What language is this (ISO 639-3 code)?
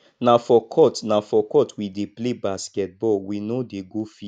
pcm